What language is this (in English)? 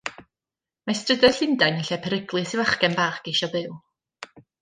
Welsh